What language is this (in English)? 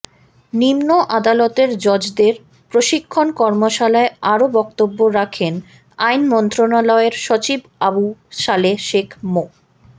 Bangla